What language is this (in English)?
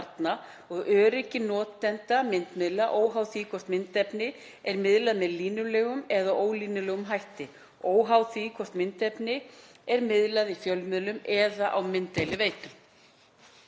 Icelandic